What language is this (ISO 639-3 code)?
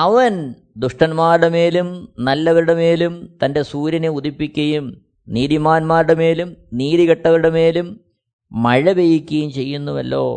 mal